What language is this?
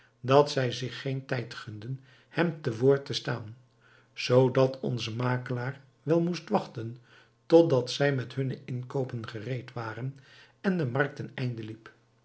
Dutch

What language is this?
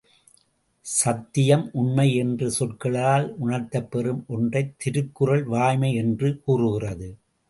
Tamil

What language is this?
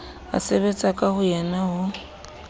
Southern Sotho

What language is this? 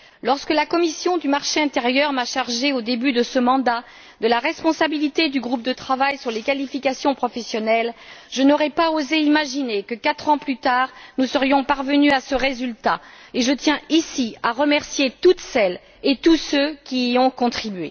French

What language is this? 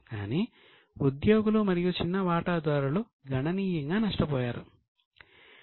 Telugu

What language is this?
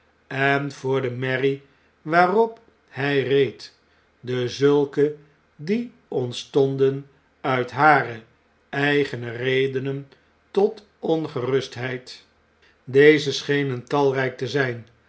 Dutch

